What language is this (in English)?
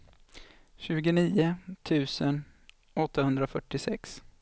Swedish